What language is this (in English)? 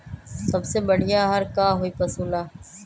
Magahi